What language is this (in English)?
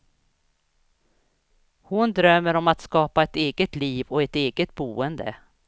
Swedish